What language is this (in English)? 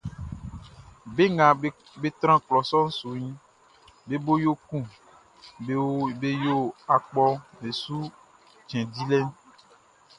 Baoulé